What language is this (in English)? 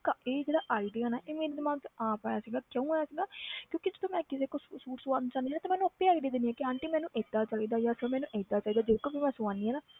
Punjabi